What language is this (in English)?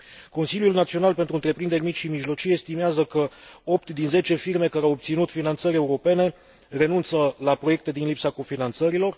Romanian